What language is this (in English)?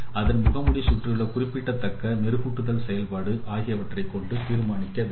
Tamil